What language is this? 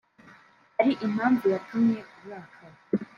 Kinyarwanda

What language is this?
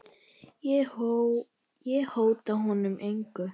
Icelandic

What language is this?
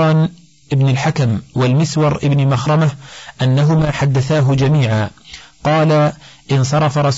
Arabic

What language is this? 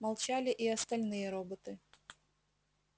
Russian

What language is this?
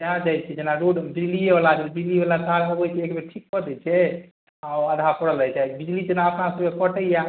Maithili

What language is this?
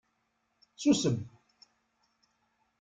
Kabyle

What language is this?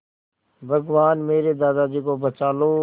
Hindi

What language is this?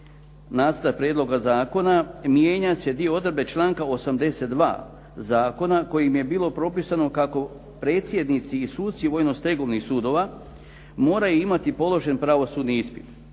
Croatian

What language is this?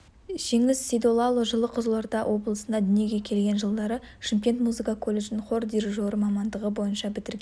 Kazakh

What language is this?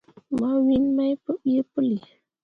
Mundang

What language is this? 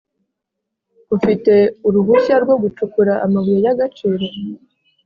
Kinyarwanda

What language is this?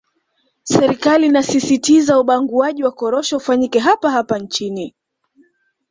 Swahili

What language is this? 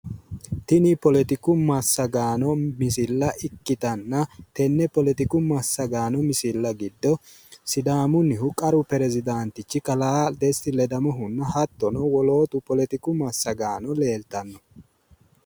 Sidamo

